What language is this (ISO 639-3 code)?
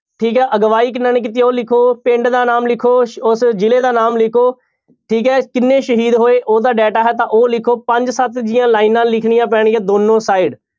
pan